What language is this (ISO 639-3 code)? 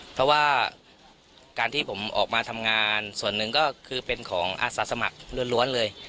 tha